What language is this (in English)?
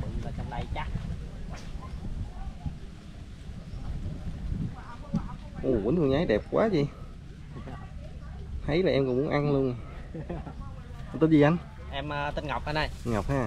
Vietnamese